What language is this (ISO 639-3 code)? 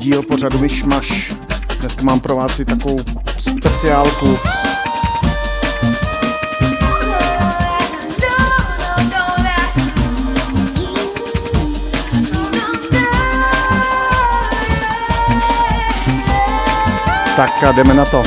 ces